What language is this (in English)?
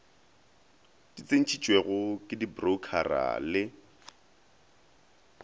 Northern Sotho